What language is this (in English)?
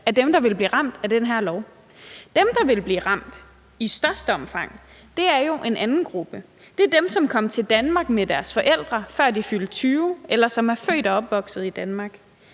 Danish